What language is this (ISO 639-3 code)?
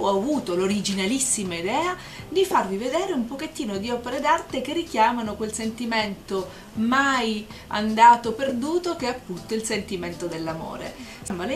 ita